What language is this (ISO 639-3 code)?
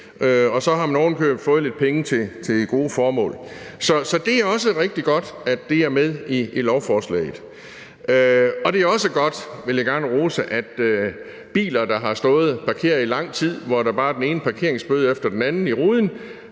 dan